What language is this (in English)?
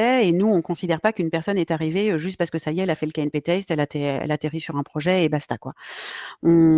French